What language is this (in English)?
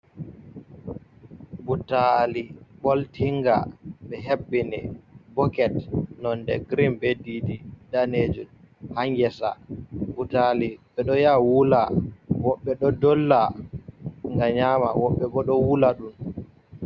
Fula